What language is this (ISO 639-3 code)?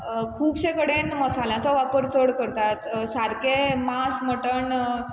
kok